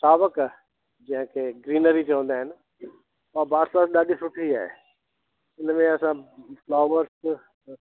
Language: Sindhi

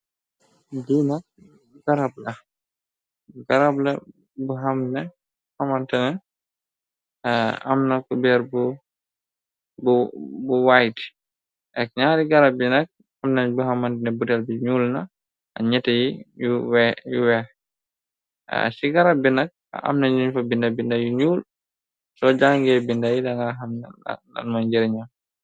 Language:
Wolof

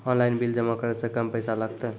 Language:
Maithili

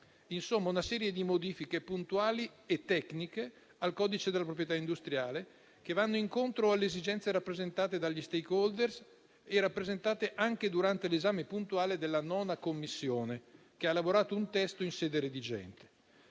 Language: Italian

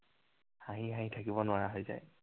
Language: Assamese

